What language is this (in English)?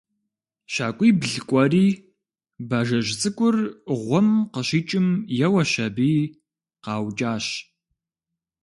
Kabardian